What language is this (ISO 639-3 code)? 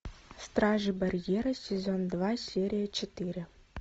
rus